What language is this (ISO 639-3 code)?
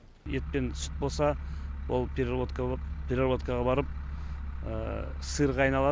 kaz